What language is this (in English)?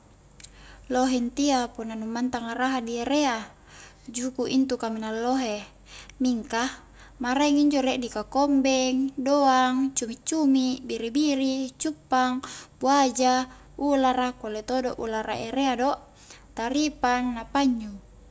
Highland Konjo